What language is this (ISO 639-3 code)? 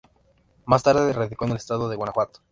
spa